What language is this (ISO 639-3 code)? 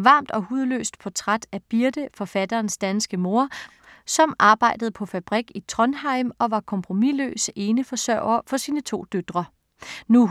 dan